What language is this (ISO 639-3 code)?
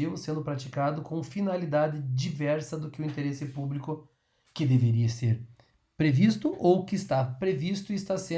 por